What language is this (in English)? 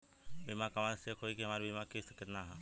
Bhojpuri